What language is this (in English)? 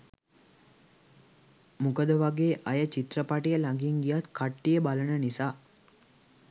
Sinhala